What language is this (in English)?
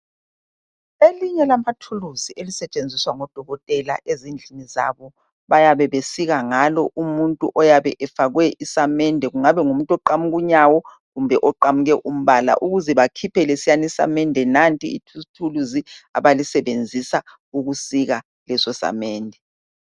North Ndebele